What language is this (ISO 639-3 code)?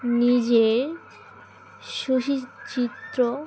ben